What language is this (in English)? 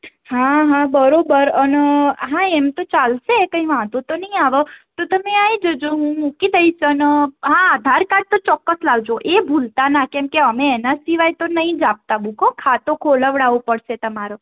Gujarati